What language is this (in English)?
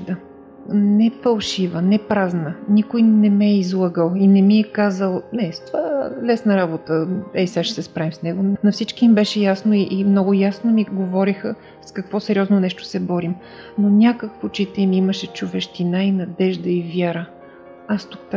Bulgarian